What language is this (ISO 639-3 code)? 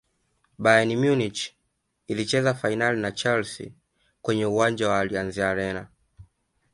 swa